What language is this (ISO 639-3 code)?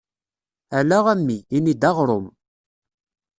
kab